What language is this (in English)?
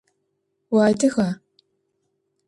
Adyghe